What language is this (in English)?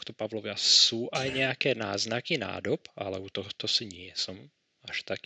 Slovak